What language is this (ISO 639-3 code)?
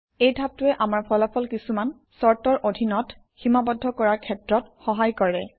asm